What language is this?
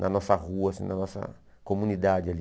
Portuguese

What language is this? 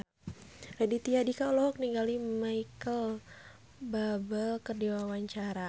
Sundanese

